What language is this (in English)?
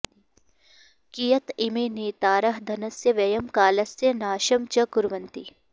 Sanskrit